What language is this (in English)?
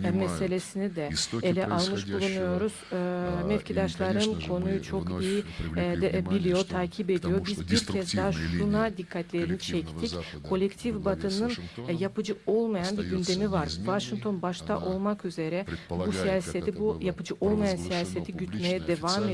Turkish